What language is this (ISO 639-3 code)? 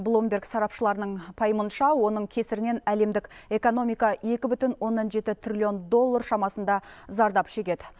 kaz